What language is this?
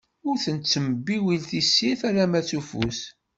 Kabyle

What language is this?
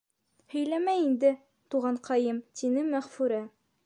Bashkir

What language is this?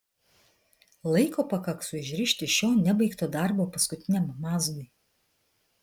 Lithuanian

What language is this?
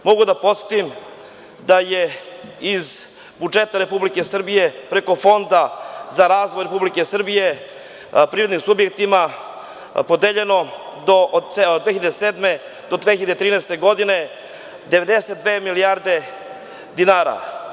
Serbian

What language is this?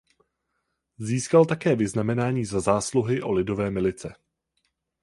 Czech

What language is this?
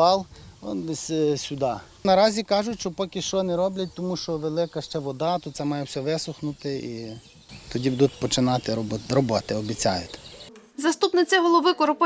Ukrainian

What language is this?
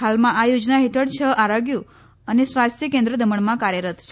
Gujarati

